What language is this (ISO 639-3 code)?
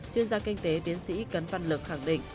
vie